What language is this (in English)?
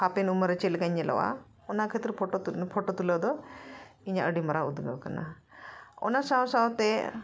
Santali